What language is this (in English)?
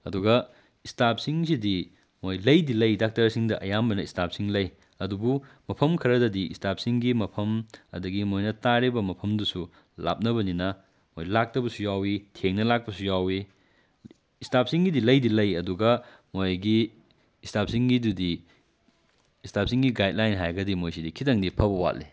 Manipuri